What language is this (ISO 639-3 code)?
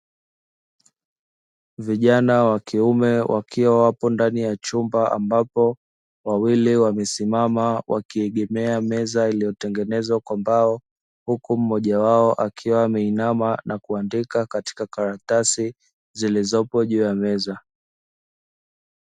swa